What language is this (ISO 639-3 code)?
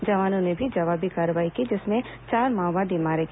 hin